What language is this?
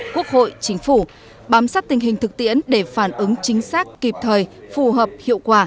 Vietnamese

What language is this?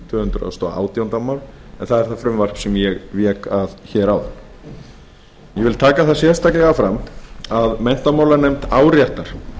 Icelandic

